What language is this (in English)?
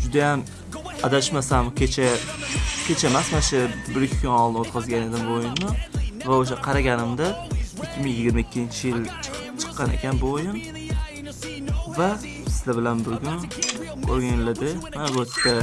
Turkish